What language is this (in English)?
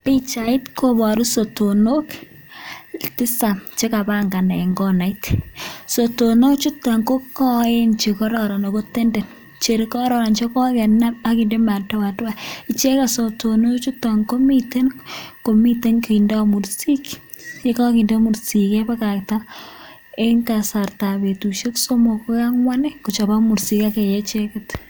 Kalenjin